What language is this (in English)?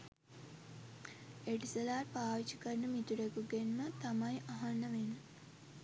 Sinhala